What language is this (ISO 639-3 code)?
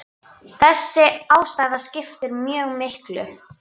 isl